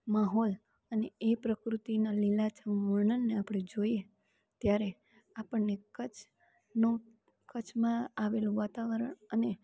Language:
Gujarati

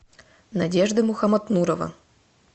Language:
Russian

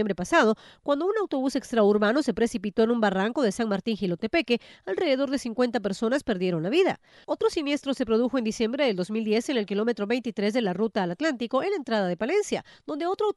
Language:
Spanish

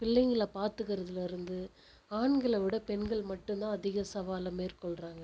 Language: Tamil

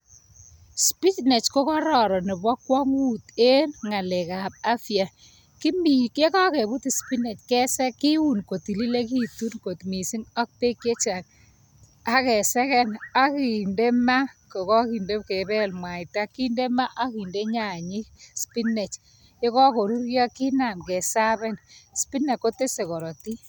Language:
Kalenjin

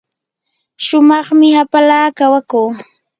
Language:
Yanahuanca Pasco Quechua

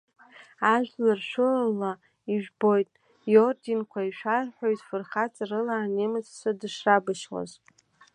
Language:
Abkhazian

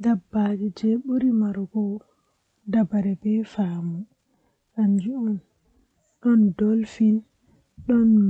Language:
Western Niger Fulfulde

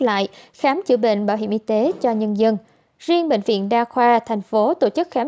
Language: Vietnamese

